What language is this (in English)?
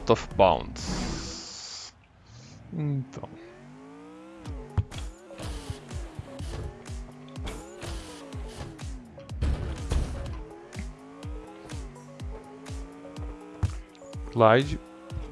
Portuguese